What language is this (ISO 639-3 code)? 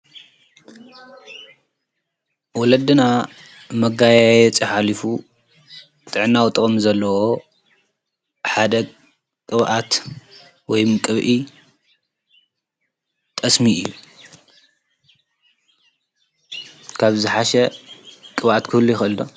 tir